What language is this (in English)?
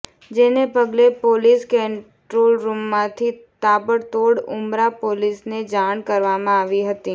Gujarati